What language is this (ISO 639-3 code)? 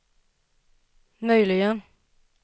swe